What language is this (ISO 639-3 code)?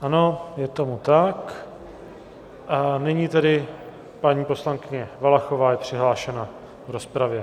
ces